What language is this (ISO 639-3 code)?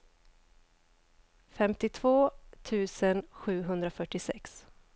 swe